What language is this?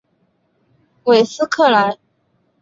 Chinese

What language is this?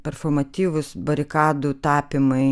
Lithuanian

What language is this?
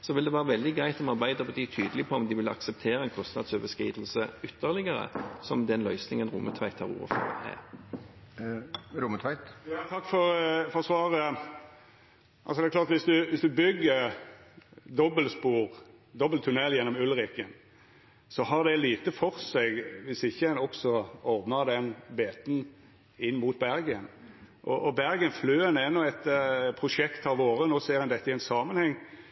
Norwegian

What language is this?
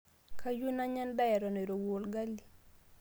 Masai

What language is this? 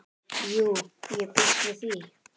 Icelandic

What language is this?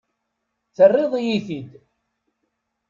Kabyle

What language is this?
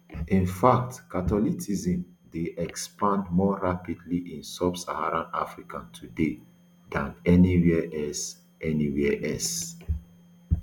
Nigerian Pidgin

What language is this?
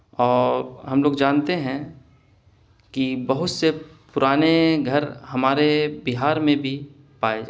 Urdu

